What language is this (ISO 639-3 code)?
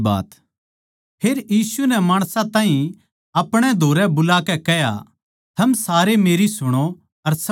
bgc